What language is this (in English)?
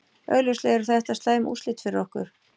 Icelandic